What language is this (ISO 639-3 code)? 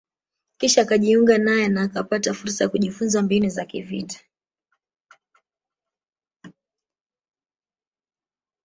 swa